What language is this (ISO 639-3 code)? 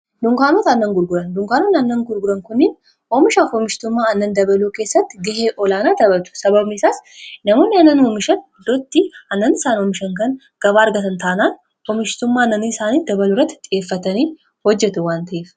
orm